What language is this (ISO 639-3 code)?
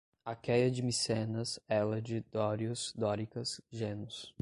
por